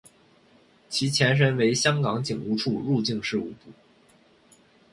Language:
Chinese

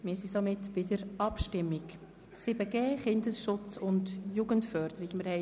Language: Swiss German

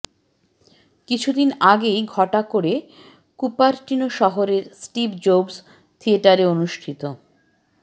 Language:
Bangla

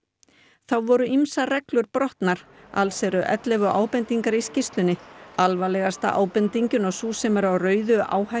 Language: Icelandic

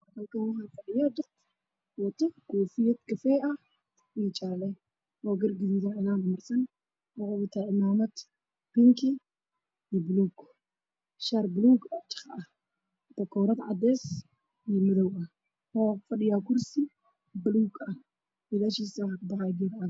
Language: Somali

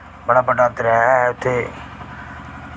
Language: Dogri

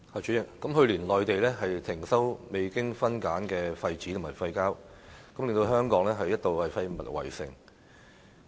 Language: Cantonese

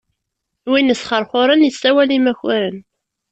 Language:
Kabyle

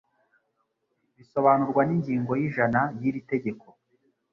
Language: Kinyarwanda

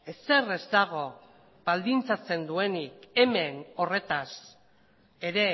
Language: Basque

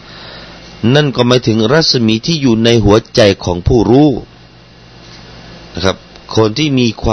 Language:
Thai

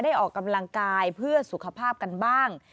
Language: Thai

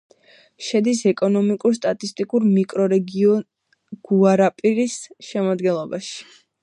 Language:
Georgian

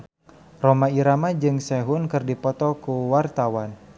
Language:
Sundanese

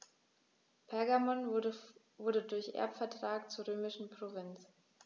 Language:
German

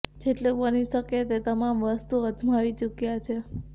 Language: Gujarati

